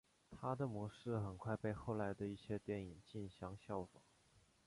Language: Chinese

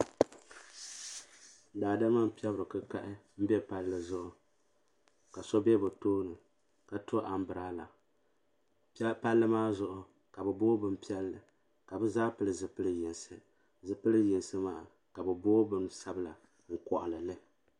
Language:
Dagbani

